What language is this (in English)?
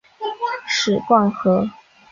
Chinese